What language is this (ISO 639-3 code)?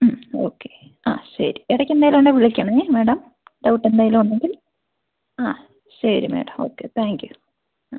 mal